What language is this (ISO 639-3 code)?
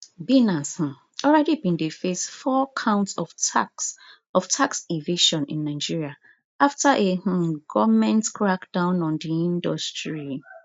pcm